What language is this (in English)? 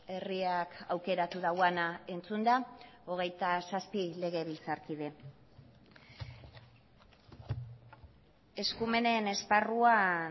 Basque